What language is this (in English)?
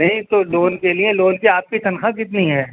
Urdu